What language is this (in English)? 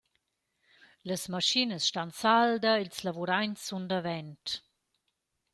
Romansh